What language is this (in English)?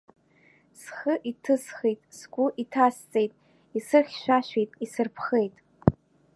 Abkhazian